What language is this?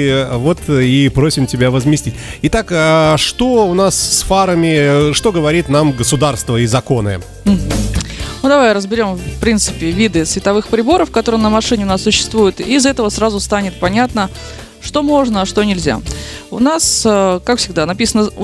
Russian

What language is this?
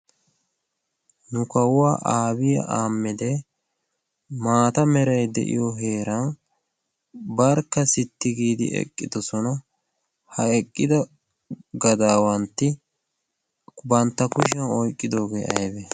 Wolaytta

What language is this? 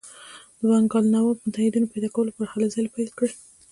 Pashto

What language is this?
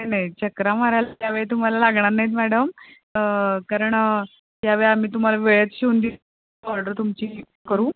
Marathi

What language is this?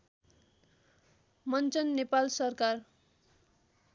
Nepali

